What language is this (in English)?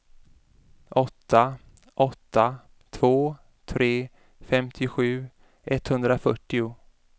Swedish